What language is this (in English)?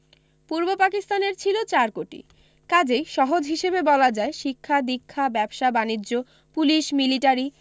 Bangla